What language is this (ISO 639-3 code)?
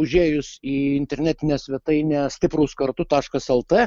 lit